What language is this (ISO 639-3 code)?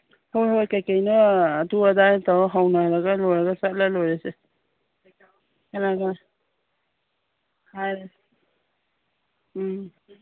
mni